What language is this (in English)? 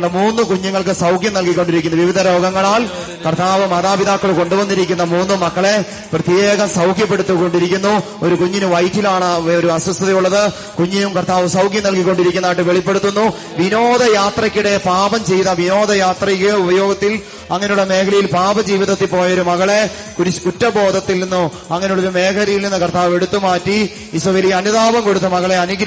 Malayalam